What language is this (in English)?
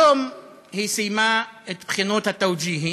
Hebrew